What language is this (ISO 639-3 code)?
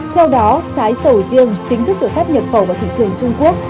vie